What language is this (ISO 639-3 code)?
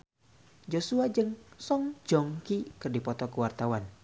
sun